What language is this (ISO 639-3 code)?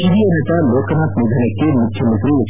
kan